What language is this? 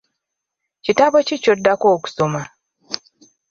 Ganda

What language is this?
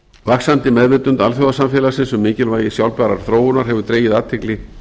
Icelandic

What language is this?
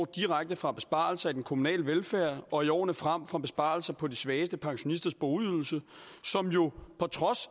Danish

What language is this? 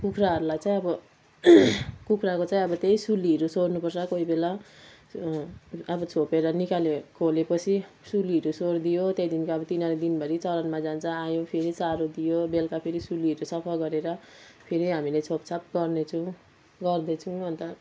Nepali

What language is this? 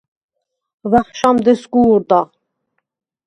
Svan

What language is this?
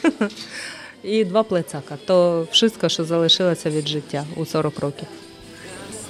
Polish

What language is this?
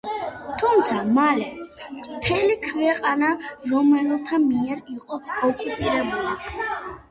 Georgian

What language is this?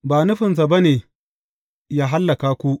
Hausa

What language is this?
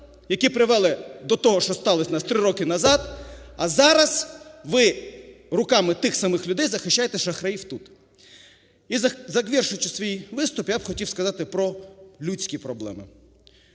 Ukrainian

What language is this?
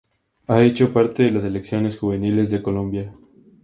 Spanish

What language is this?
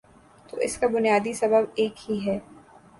Urdu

